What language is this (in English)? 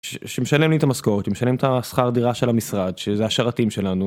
Hebrew